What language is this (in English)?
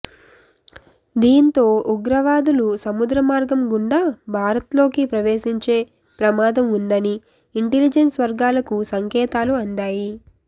Telugu